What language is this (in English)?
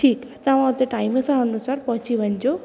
Sindhi